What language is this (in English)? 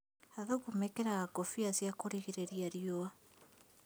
Kikuyu